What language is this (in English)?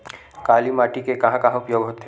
Chhattisgarhi